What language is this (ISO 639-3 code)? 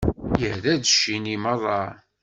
kab